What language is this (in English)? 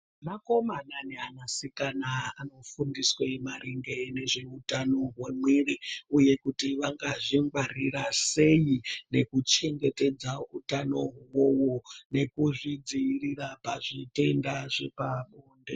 Ndau